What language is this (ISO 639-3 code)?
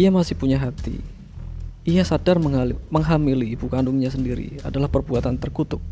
ind